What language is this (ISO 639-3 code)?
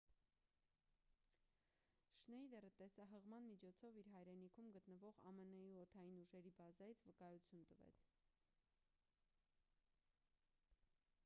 hye